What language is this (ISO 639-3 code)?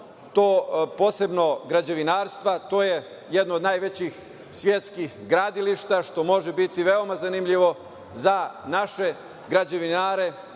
srp